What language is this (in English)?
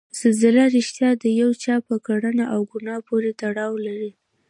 Pashto